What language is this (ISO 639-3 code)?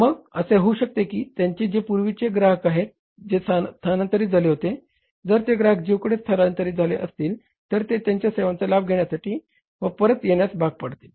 mar